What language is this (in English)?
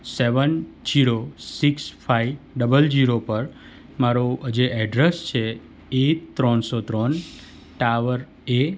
Gujarati